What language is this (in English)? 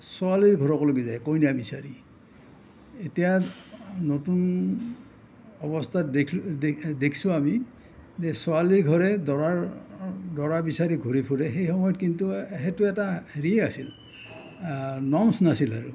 Assamese